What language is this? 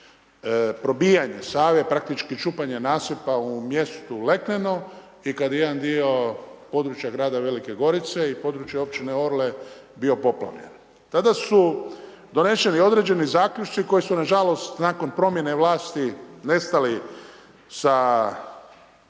Croatian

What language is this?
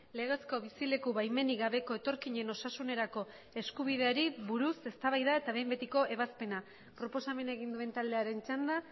Basque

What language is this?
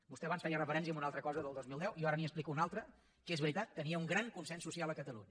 Catalan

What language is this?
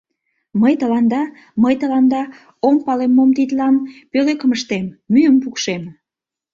Mari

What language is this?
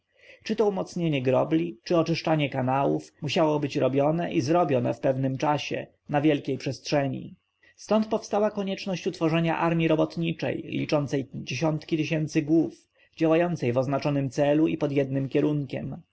Polish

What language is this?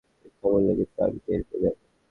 Bangla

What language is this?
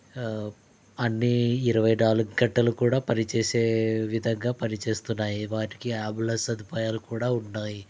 Telugu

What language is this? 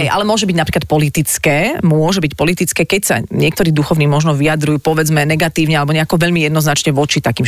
Slovak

